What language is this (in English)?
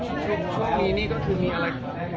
Thai